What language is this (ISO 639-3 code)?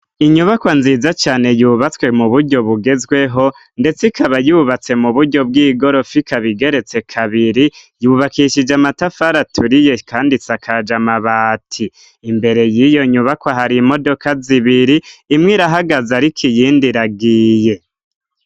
run